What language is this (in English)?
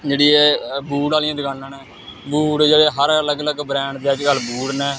Dogri